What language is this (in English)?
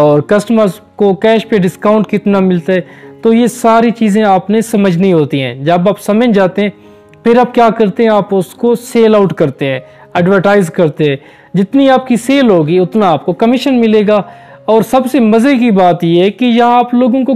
Romanian